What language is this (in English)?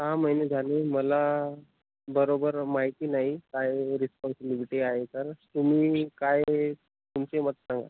Marathi